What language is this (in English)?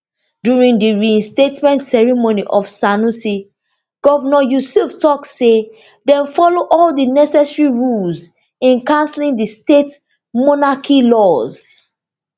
Nigerian Pidgin